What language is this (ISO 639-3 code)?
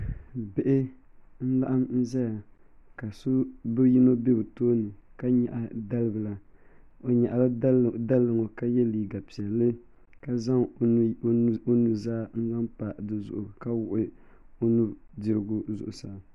dag